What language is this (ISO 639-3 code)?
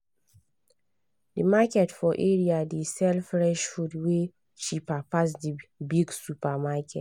pcm